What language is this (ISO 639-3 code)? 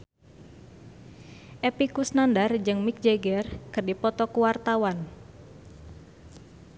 sun